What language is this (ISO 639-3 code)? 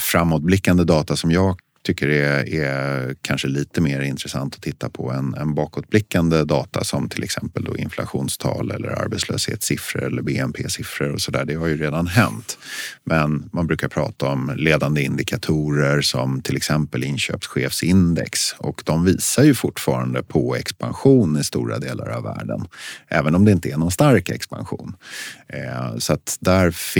swe